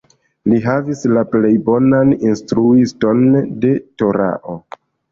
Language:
Esperanto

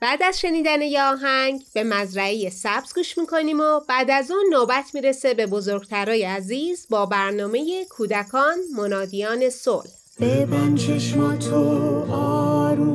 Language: Persian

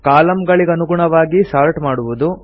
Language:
Kannada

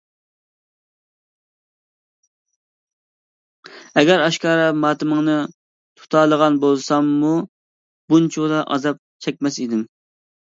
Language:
Uyghur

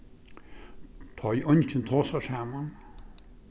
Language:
Faroese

